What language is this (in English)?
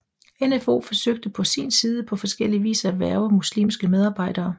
Danish